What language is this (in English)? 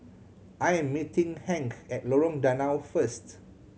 English